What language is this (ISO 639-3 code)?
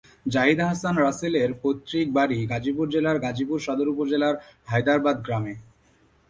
ben